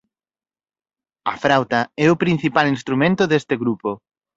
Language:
Galician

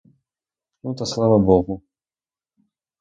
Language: Ukrainian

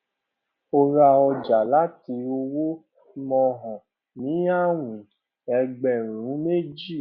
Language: Yoruba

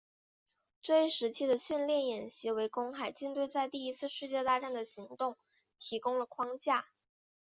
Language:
Chinese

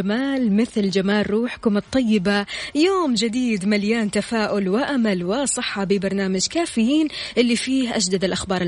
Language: Arabic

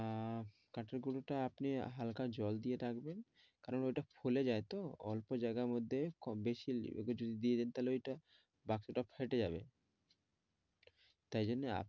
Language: Bangla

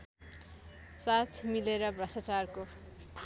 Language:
Nepali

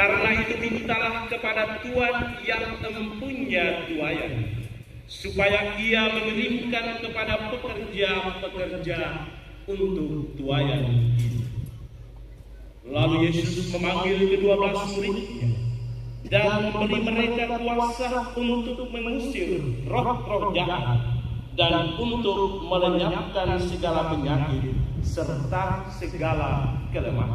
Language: Indonesian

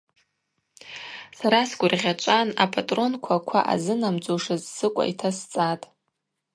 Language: Abaza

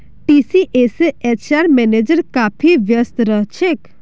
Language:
Magahi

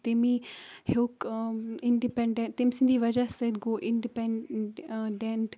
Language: Kashmiri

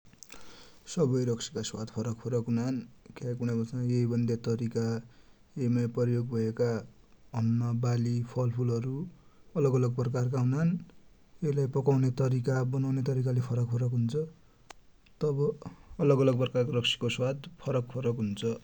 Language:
Dotyali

